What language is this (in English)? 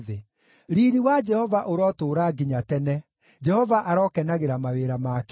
Kikuyu